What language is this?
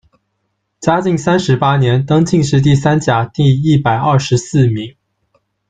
Chinese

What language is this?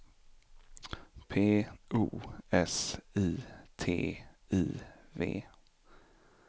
Swedish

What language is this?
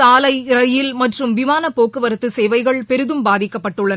Tamil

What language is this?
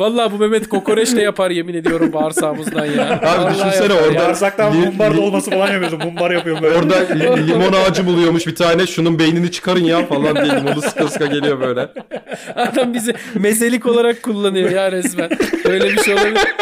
Turkish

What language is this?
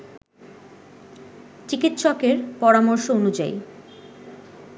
Bangla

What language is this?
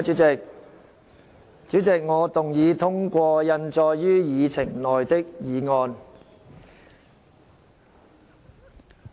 Cantonese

